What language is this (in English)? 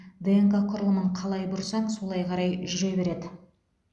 Kazakh